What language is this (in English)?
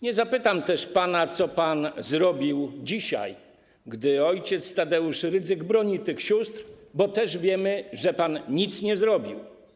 Polish